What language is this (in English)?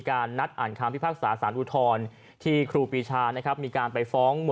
Thai